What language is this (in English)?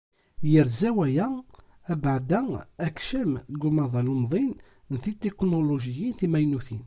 Kabyle